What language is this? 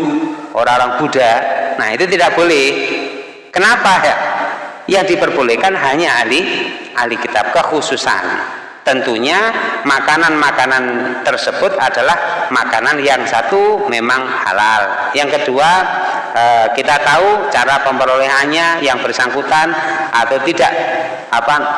Indonesian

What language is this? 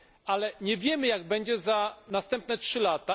Polish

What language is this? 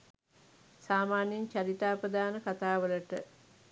Sinhala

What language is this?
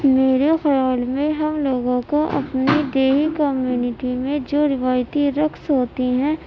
Urdu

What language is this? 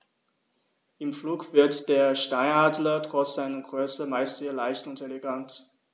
German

